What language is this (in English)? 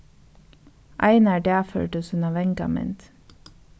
Faroese